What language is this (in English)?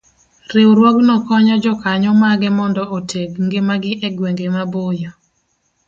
Luo (Kenya and Tanzania)